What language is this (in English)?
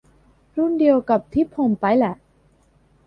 Thai